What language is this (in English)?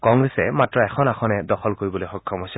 Assamese